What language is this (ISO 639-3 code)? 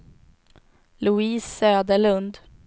swe